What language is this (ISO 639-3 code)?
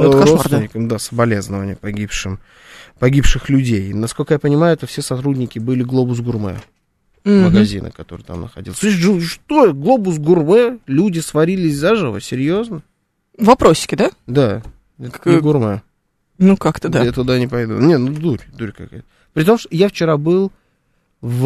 rus